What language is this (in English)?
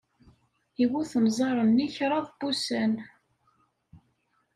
Kabyle